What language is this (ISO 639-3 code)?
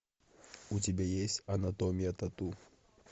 rus